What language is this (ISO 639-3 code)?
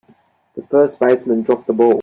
eng